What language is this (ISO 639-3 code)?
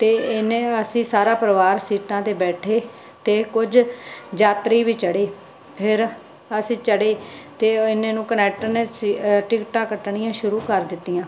pan